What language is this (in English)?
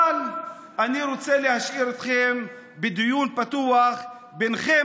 Hebrew